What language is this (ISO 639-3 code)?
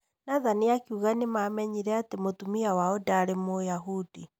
kik